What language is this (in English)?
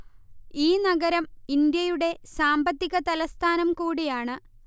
Malayalam